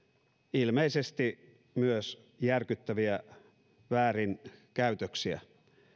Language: Finnish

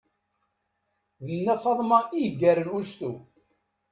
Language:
Kabyle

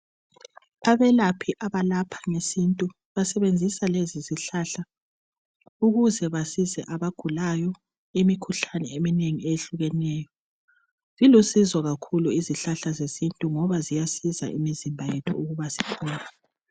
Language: North Ndebele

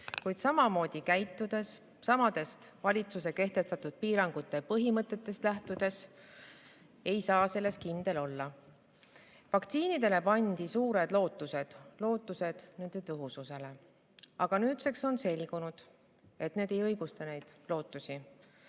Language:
Estonian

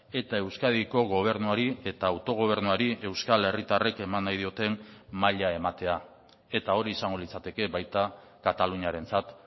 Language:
Basque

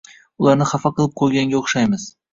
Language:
Uzbek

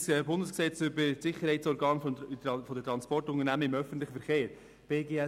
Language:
Swiss German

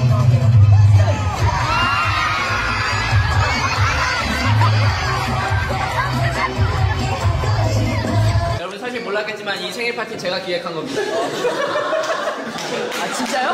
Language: Korean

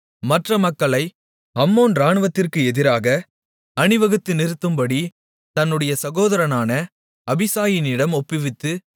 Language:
Tamil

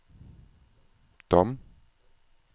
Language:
Danish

